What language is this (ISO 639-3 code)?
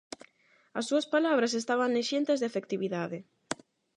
glg